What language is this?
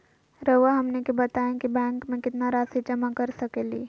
Magahi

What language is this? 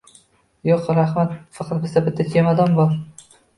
Uzbek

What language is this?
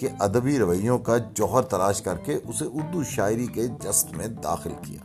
Urdu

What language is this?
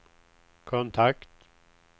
Swedish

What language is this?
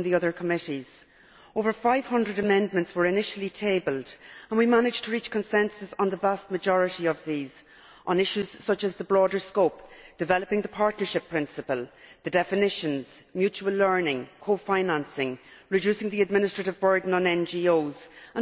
English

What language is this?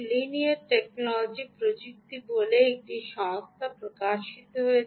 Bangla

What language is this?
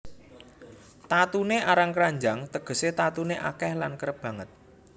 Javanese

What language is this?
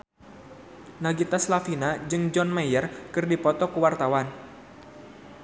Sundanese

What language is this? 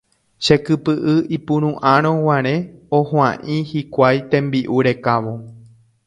Guarani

